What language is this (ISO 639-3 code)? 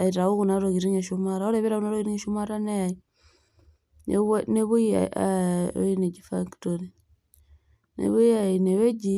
mas